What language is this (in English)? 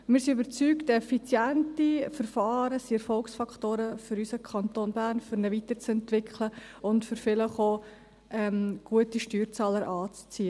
Swiss German